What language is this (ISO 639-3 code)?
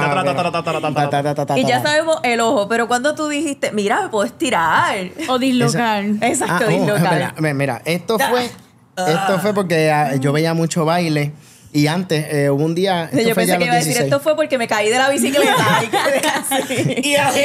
spa